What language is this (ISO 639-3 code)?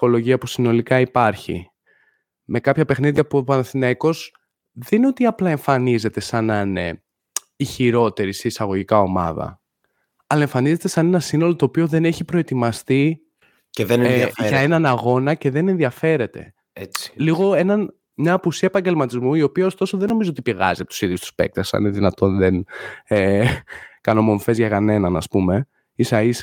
ell